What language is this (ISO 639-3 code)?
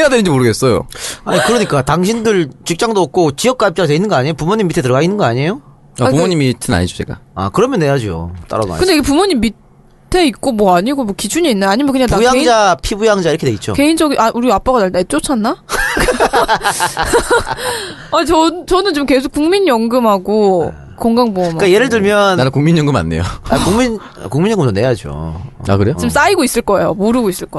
kor